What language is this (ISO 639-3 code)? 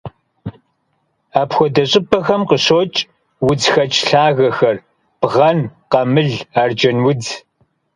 kbd